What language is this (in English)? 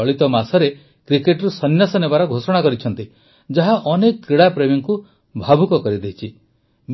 Odia